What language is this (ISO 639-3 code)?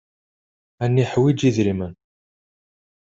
kab